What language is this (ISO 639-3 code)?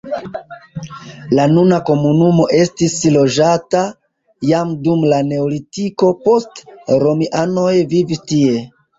epo